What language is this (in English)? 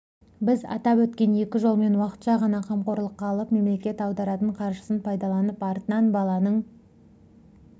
Kazakh